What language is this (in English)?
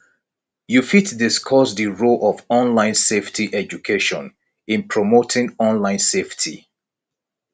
Nigerian Pidgin